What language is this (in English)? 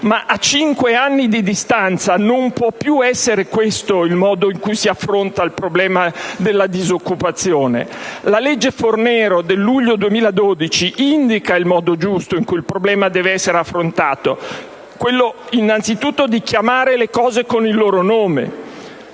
Italian